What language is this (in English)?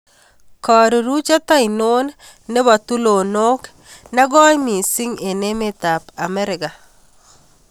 Kalenjin